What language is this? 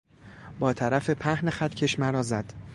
Persian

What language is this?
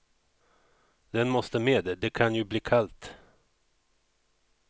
Swedish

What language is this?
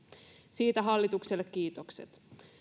Finnish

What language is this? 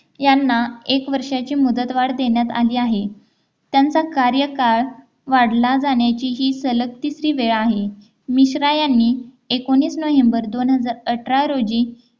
Marathi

